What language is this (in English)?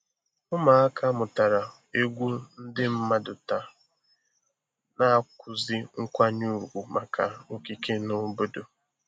Igbo